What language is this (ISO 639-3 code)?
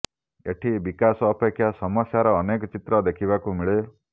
ori